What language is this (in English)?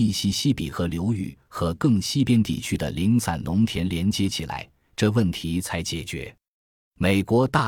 Chinese